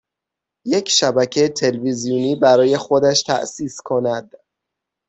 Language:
Persian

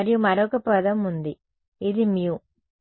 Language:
Telugu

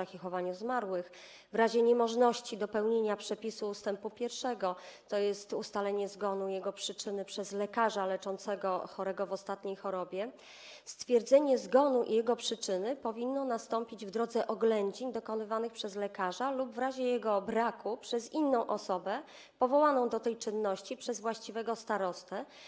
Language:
Polish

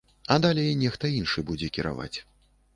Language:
Belarusian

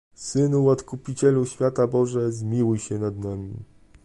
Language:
Polish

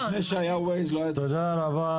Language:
Hebrew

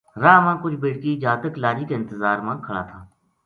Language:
Gujari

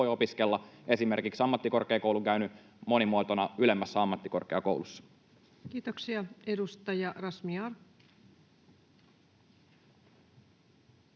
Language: Finnish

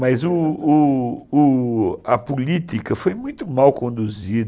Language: Portuguese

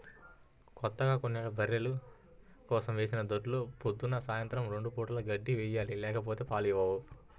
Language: Telugu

